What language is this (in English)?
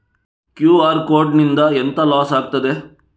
Kannada